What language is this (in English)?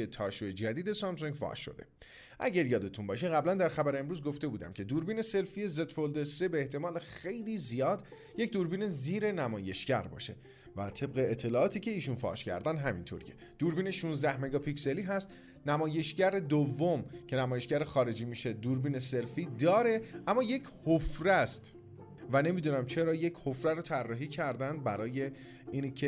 Persian